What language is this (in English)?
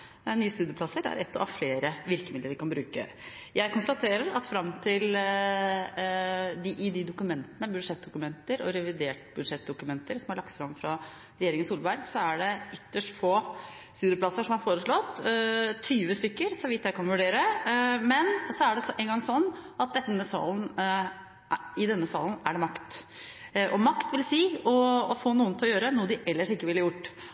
Norwegian Bokmål